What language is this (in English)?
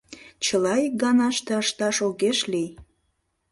Mari